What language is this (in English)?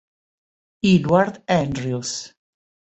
Italian